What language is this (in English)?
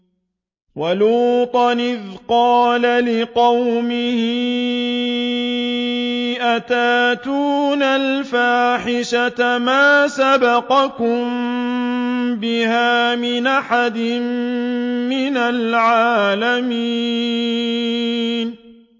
Arabic